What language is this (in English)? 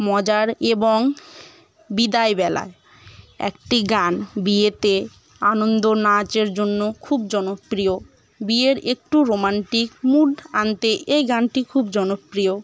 Bangla